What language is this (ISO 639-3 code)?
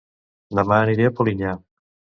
cat